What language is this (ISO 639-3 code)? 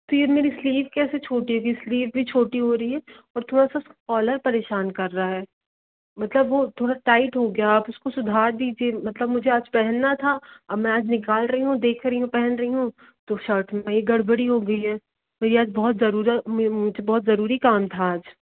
hin